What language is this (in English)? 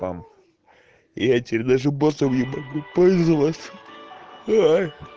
Russian